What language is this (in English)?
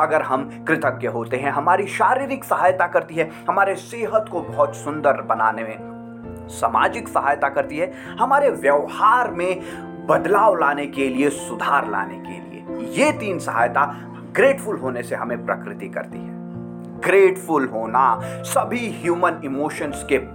Hindi